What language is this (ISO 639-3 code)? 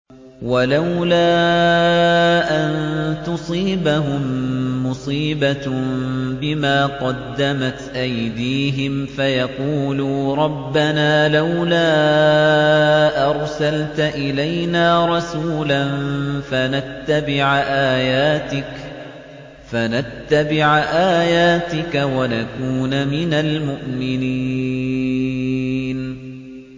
ara